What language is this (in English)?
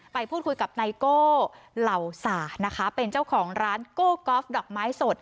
Thai